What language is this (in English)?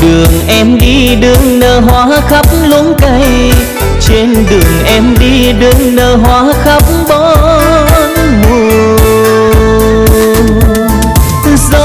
Vietnamese